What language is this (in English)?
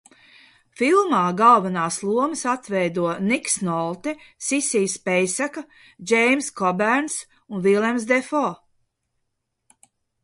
Latvian